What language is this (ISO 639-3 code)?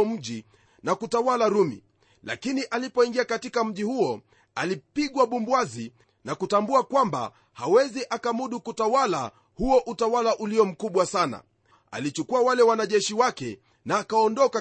swa